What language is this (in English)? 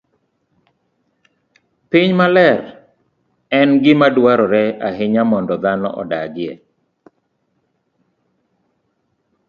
Luo (Kenya and Tanzania)